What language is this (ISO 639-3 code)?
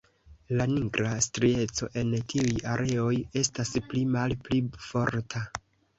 epo